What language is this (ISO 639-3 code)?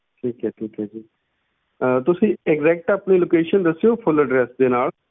pan